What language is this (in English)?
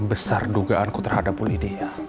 Indonesian